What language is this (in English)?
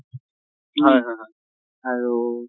Assamese